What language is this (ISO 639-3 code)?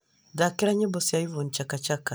kik